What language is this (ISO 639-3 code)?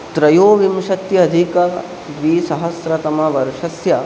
san